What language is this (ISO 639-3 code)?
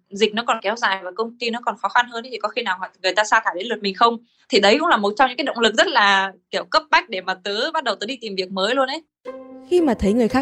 vie